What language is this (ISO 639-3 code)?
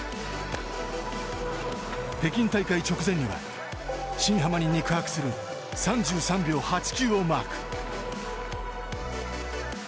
jpn